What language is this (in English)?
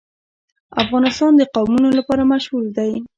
Pashto